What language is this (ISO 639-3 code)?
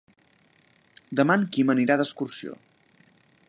cat